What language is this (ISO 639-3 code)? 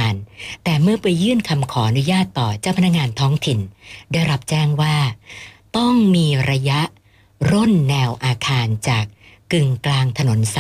tha